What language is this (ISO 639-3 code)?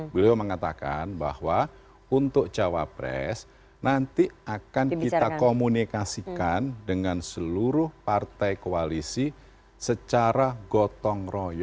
ind